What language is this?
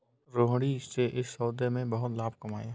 Hindi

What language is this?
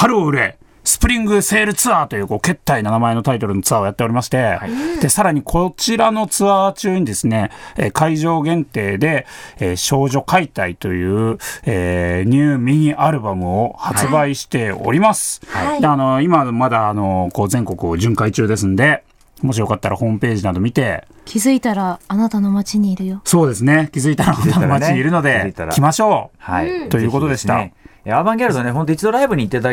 Japanese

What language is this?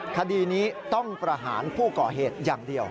Thai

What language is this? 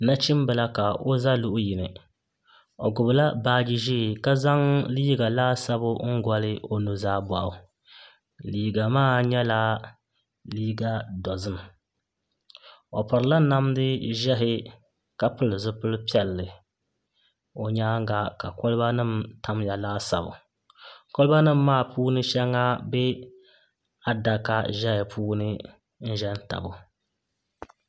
Dagbani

